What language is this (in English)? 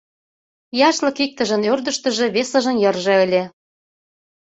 Mari